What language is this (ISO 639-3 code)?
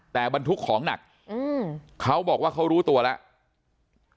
tha